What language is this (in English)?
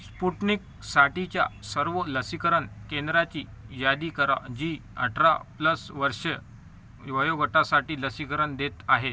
Marathi